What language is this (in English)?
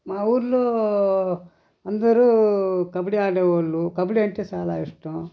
Telugu